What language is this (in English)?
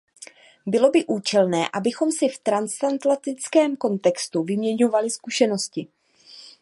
Czech